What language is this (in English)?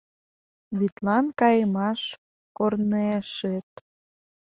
Mari